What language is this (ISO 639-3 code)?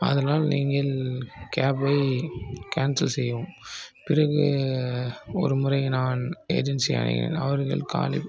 tam